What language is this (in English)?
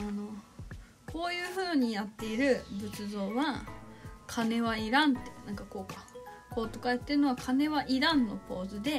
Japanese